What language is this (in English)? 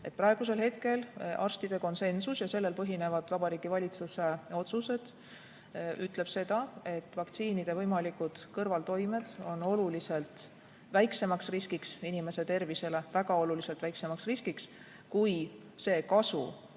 Estonian